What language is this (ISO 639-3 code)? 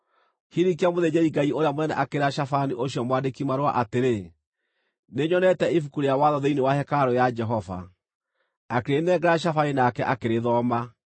kik